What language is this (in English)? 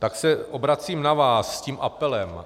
Czech